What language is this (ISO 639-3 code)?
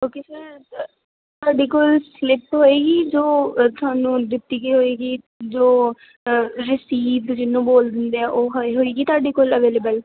pan